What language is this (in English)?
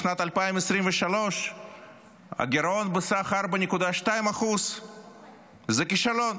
Hebrew